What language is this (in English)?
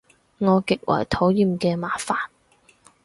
Cantonese